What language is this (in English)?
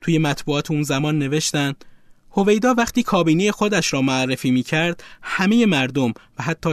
Persian